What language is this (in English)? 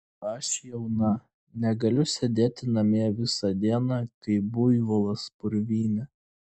Lithuanian